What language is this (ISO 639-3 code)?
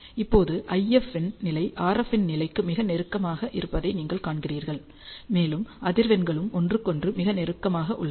tam